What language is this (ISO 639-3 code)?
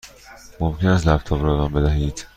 fas